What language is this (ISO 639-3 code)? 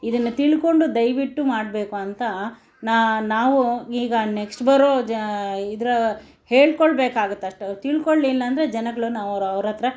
kan